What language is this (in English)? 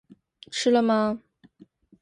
Chinese